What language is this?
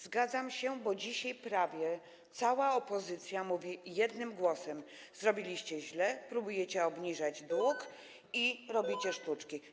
Polish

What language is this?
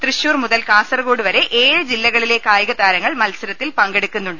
Malayalam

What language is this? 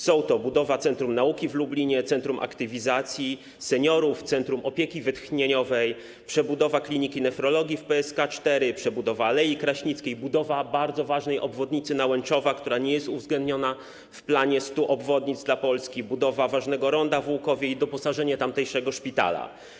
Polish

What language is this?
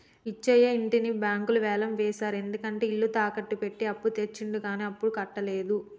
Telugu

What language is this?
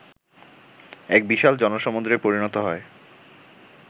Bangla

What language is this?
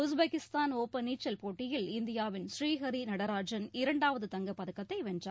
Tamil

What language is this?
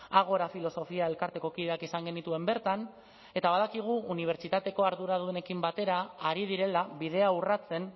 Basque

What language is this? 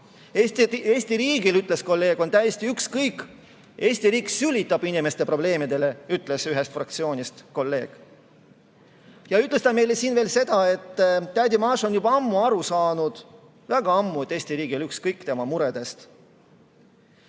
Estonian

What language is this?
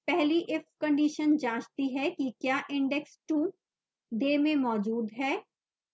Hindi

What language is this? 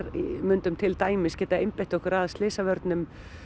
Icelandic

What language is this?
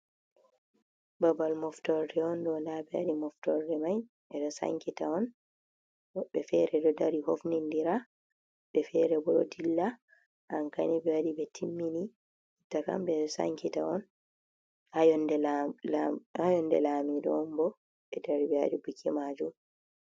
Fula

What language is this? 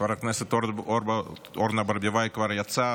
Hebrew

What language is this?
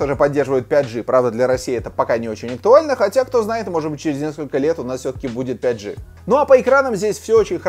Russian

